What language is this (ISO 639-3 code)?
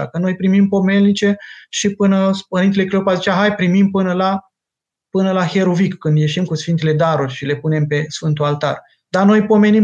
ron